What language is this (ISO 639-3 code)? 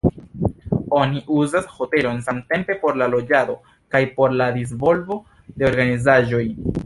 epo